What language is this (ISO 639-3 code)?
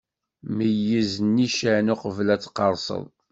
kab